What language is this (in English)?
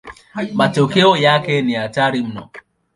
Swahili